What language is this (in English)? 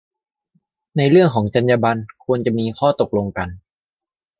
Thai